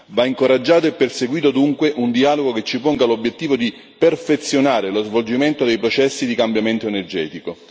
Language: Italian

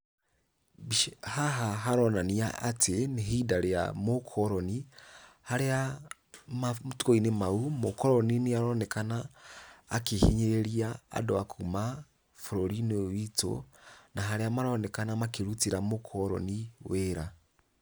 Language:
Kikuyu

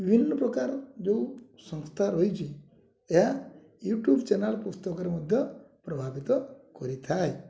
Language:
Odia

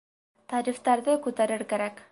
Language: Bashkir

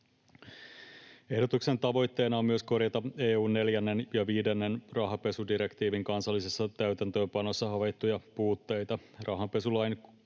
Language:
Finnish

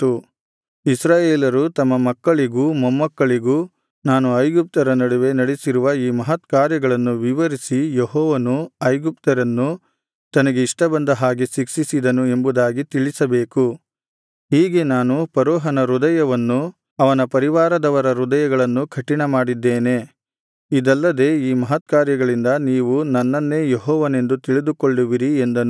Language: Kannada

